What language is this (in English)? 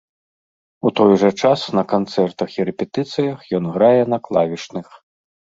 Belarusian